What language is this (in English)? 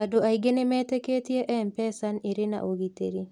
Kikuyu